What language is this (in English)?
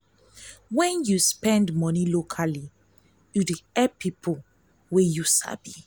Nigerian Pidgin